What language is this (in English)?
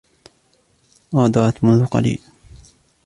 Arabic